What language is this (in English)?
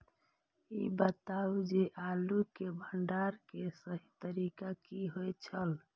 Maithili